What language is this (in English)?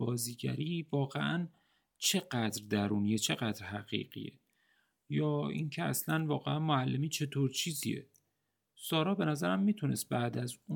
Persian